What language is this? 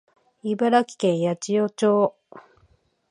Japanese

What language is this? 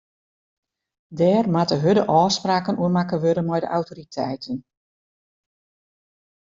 Western Frisian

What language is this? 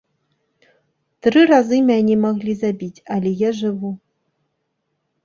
Belarusian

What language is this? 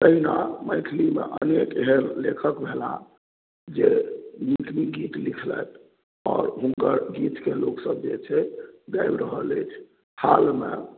Maithili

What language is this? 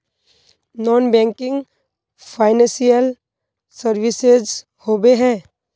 Magahi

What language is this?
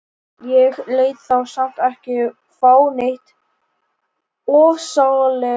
Icelandic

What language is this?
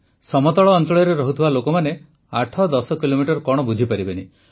Odia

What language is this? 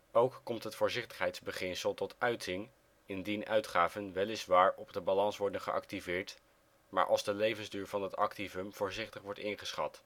Dutch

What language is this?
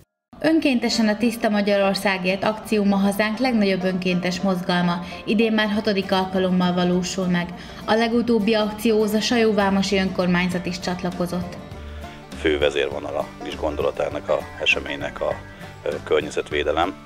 Hungarian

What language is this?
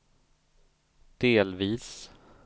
Swedish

